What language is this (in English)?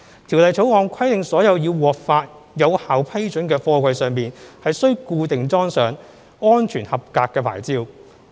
Cantonese